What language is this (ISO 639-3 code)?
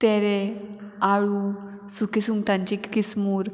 kok